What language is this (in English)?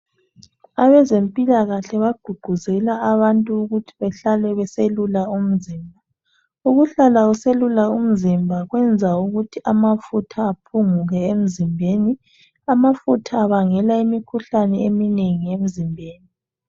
North Ndebele